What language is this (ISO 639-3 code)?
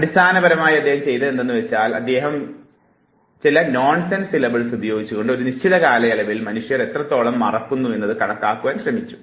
mal